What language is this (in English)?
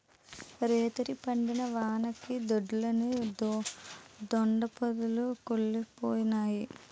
Telugu